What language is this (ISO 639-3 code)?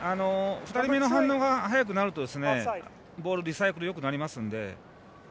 jpn